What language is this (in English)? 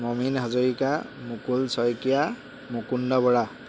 Assamese